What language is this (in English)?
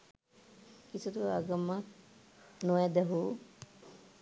Sinhala